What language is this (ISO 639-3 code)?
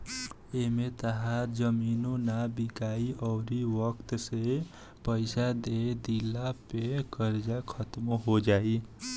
bho